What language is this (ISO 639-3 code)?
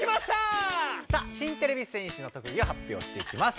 jpn